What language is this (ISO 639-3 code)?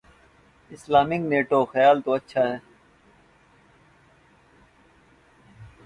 urd